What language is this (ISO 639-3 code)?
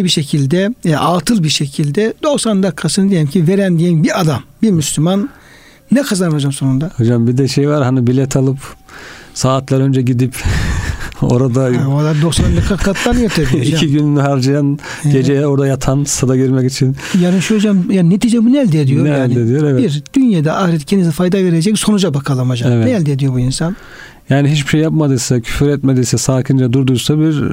tur